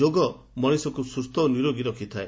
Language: Odia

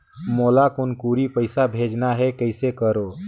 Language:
Chhattisgarhi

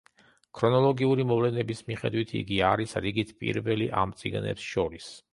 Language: Georgian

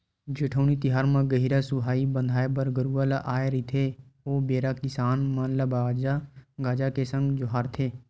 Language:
Chhattisgarhi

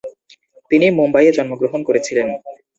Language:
Bangla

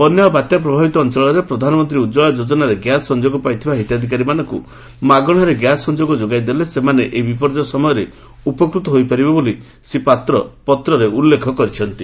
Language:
Odia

